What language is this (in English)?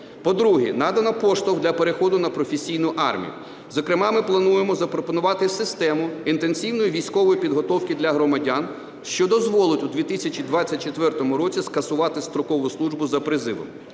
Ukrainian